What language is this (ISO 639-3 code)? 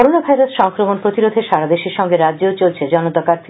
ben